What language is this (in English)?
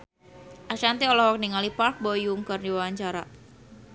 Sundanese